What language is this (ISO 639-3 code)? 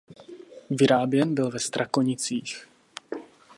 ces